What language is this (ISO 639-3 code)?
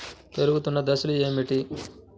tel